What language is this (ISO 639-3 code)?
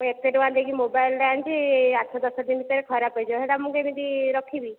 ori